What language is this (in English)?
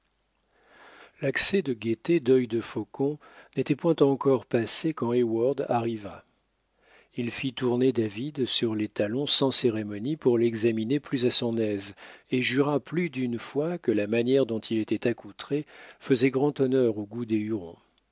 French